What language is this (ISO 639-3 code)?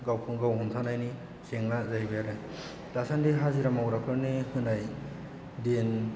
brx